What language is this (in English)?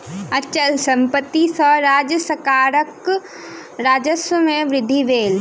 Maithili